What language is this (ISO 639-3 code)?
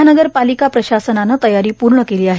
mar